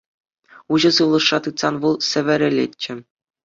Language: Chuvash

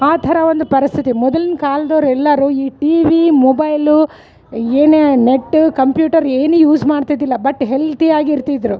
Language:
Kannada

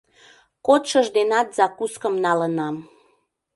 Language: Mari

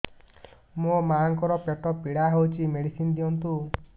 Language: Odia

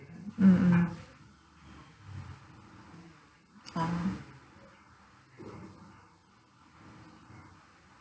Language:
English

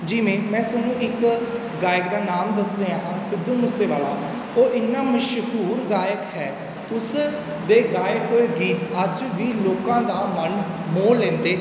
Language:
Punjabi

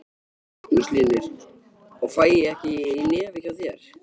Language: Icelandic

